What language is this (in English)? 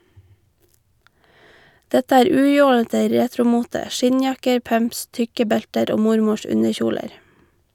Norwegian